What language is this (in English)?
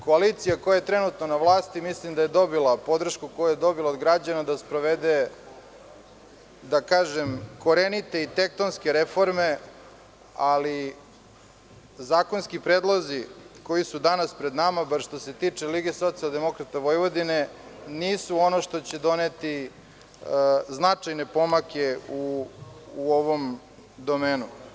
Serbian